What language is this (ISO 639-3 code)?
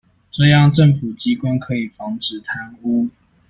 zho